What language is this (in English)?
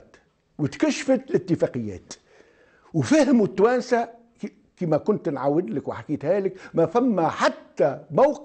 Arabic